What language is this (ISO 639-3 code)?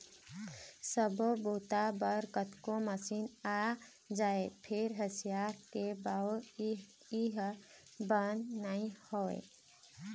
hne